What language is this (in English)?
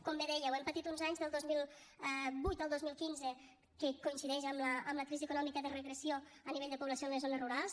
Catalan